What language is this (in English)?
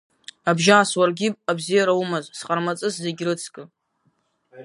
Abkhazian